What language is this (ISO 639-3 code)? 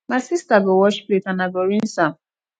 pcm